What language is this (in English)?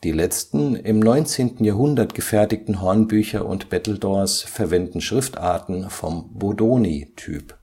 German